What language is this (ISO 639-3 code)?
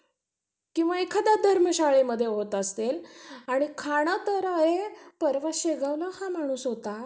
mar